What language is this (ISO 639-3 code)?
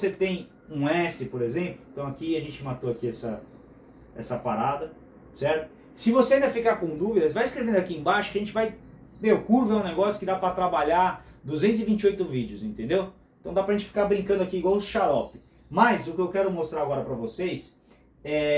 por